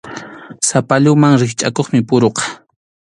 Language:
Arequipa-La Unión Quechua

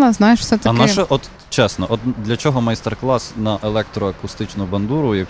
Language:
Ukrainian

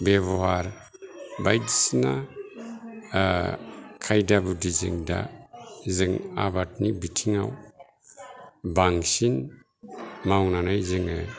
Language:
Bodo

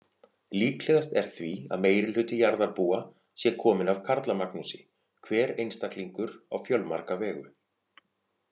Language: Icelandic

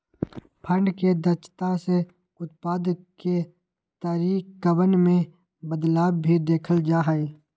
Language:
Magahi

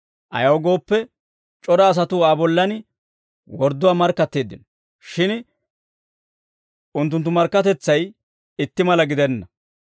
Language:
Dawro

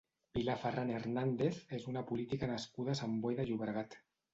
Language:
Catalan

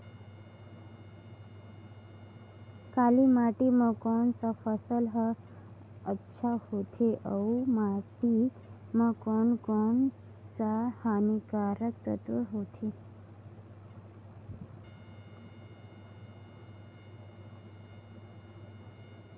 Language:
Chhattisgarhi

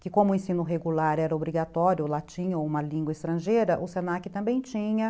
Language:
Portuguese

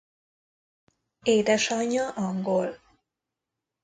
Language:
Hungarian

